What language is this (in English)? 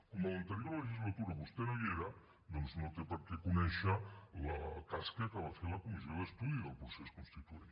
Catalan